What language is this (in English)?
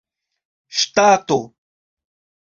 Esperanto